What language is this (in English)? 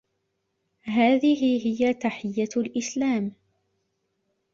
Arabic